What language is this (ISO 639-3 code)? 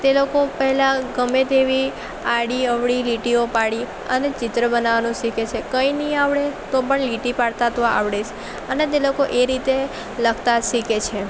guj